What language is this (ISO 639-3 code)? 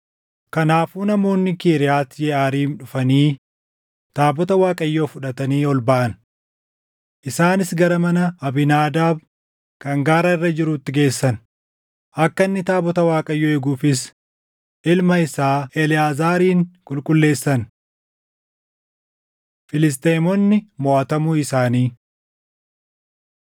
orm